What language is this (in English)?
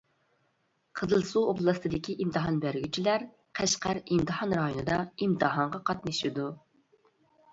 Uyghur